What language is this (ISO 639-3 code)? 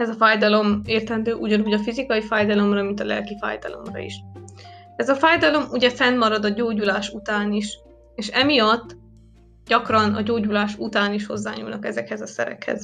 hun